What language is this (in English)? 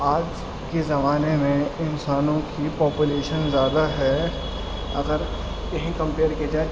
Urdu